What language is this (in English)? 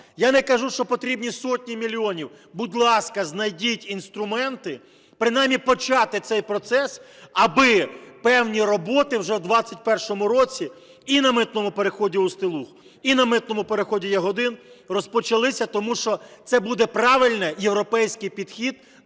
Ukrainian